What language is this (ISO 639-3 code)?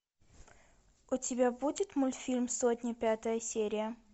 rus